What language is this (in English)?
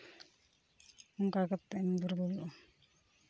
Santali